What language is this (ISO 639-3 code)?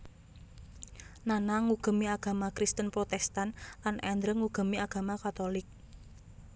jav